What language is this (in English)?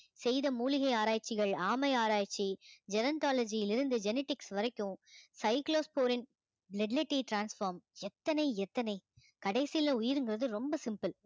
Tamil